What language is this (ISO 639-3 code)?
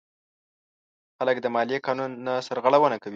pus